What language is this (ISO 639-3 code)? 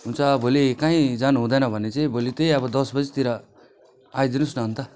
nep